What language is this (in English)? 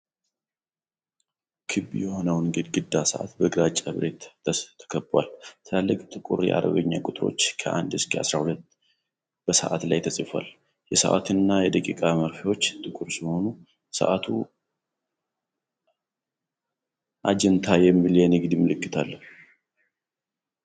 Amharic